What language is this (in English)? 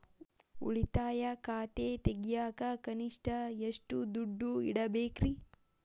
Kannada